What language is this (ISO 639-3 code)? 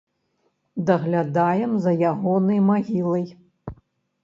bel